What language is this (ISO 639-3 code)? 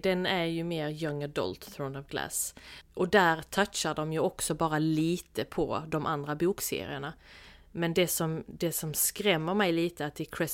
swe